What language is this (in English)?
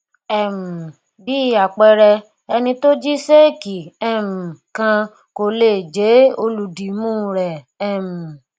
Yoruba